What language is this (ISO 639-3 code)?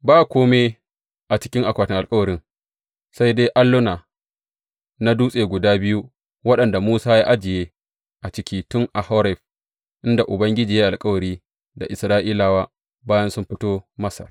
hau